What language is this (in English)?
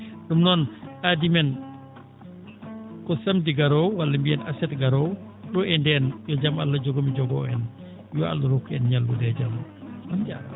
Fula